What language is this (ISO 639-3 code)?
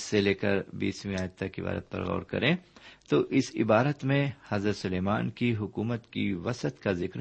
urd